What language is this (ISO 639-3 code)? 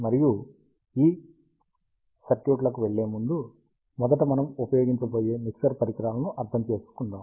tel